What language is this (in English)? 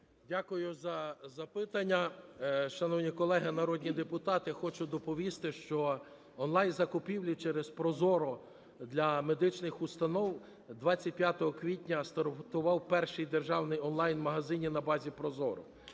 Ukrainian